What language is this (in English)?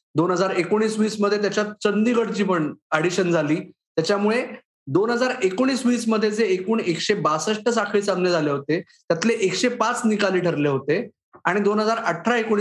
Marathi